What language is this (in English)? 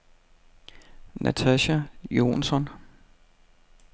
Danish